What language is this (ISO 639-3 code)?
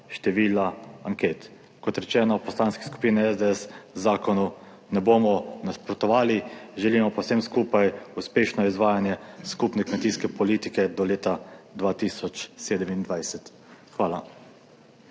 slv